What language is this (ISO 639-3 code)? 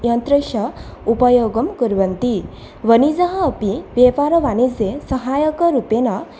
san